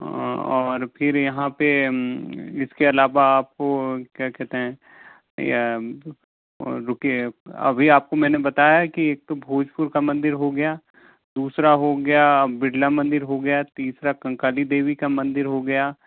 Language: Hindi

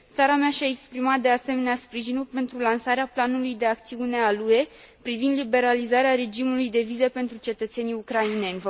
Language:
Romanian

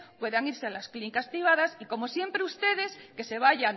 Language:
Spanish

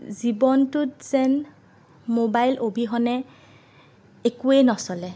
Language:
Assamese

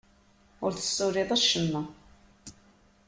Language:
Kabyle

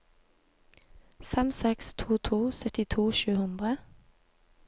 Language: Norwegian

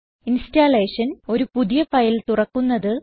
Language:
Malayalam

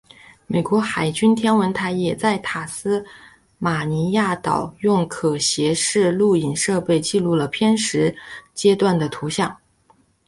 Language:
Chinese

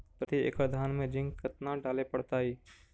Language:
Magahi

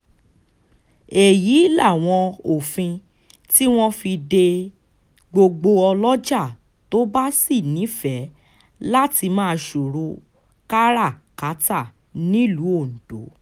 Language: Yoruba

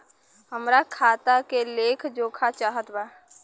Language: Bhojpuri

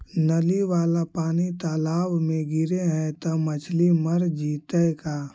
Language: Magahi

